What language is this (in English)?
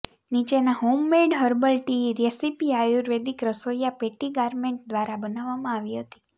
Gujarati